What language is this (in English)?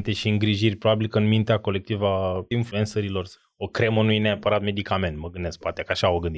Romanian